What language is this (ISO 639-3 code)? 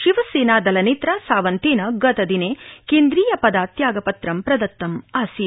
san